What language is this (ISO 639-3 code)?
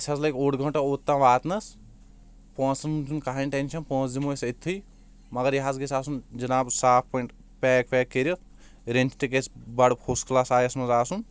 kas